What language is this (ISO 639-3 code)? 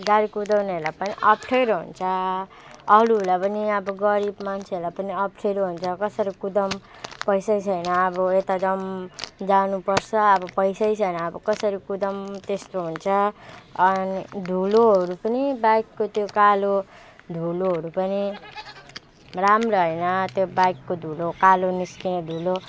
nep